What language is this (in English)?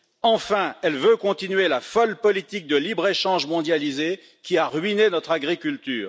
French